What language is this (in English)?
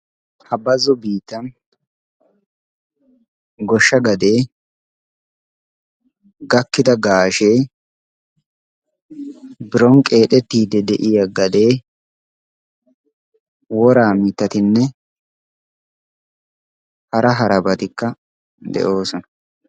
Wolaytta